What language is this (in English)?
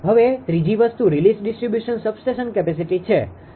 Gujarati